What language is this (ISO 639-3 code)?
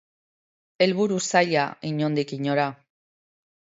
eus